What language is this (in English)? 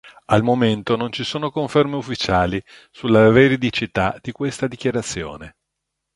Italian